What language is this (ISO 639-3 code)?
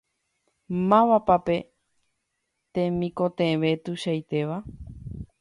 grn